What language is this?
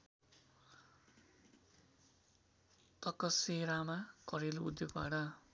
Nepali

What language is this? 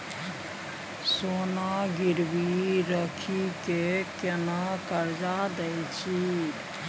Maithili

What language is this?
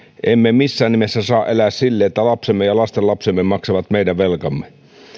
Finnish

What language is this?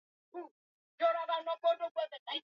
Swahili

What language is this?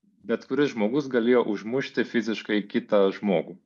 Lithuanian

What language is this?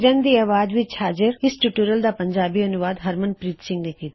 Punjabi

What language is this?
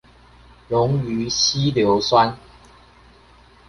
Chinese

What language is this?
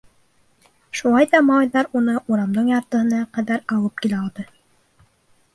Bashkir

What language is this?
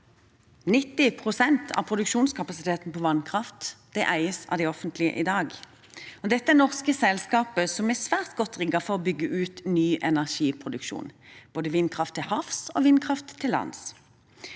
Norwegian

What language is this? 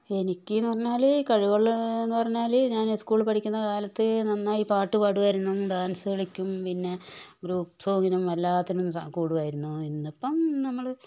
Malayalam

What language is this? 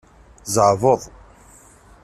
Kabyle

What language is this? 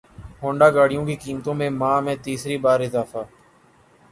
Urdu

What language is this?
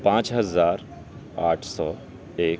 Urdu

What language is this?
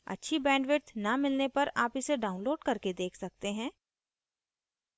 Hindi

